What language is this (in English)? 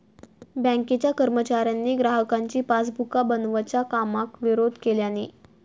Marathi